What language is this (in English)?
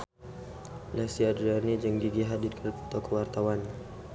Sundanese